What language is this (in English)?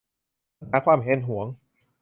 Thai